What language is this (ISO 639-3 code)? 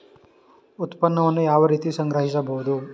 kan